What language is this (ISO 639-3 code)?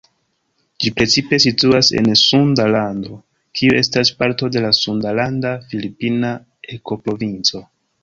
epo